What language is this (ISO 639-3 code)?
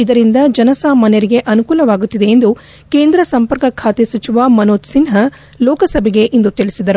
kan